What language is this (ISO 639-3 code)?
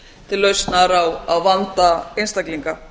isl